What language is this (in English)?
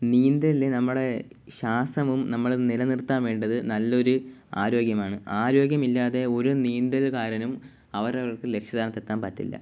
Malayalam